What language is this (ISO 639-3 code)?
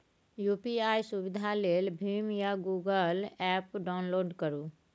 mai